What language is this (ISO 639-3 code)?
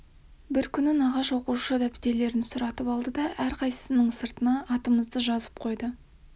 kaz